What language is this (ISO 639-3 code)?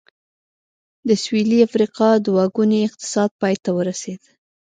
pus